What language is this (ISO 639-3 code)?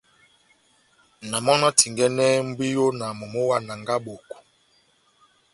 bnm